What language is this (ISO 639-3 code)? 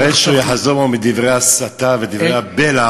heb